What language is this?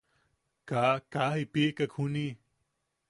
Yaqui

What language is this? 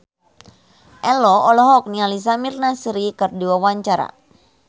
Sundanese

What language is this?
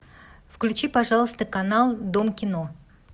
Russian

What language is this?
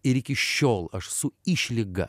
Lithuanian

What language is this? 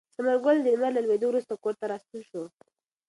Pashto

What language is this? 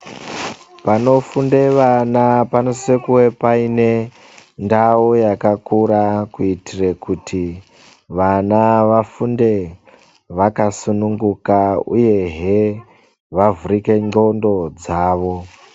Ndau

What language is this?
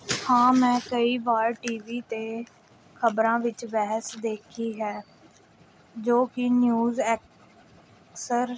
Punjabi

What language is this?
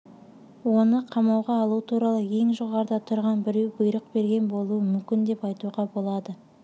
Kazakh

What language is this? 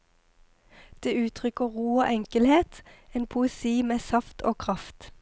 Norwegian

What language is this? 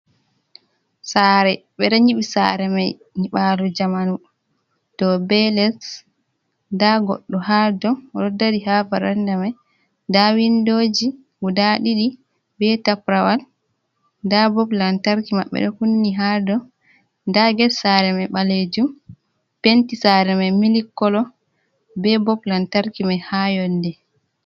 Fula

